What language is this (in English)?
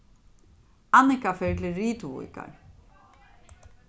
Faroese